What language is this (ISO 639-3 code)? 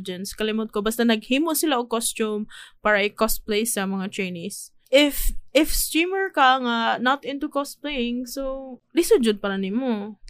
fil